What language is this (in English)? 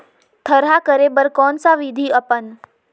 Chhattisgarhi